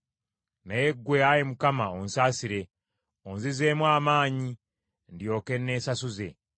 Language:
Ganda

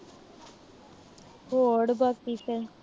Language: Punjabi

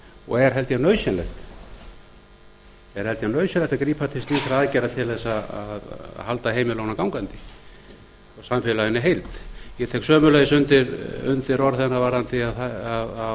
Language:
Icelandic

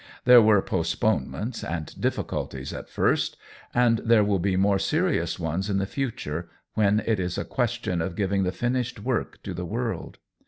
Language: English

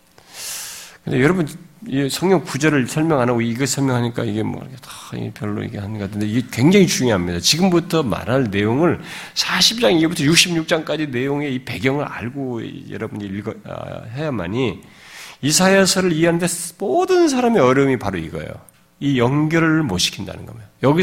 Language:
Korean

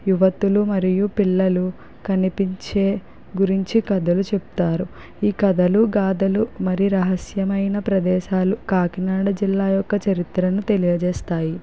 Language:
Telugu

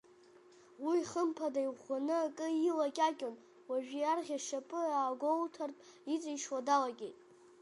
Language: Abkhazian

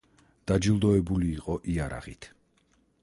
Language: Georgian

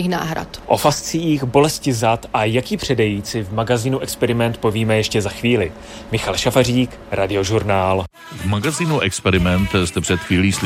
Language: Czech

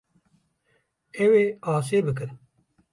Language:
Kurdish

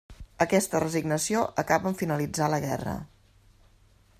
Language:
Catalan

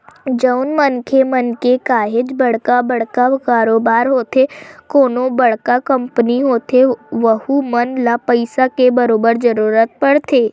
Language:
Chhattisgarhi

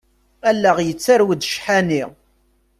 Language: Kabyle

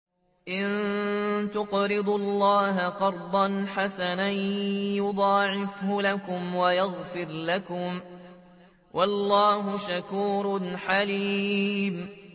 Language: Arabic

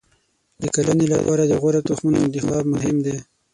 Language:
Pashto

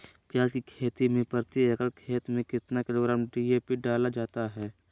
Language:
Magahi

